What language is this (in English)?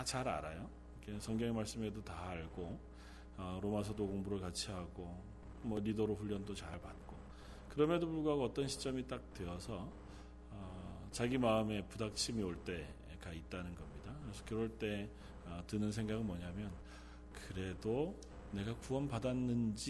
Korean